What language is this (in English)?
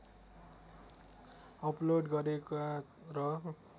Nepali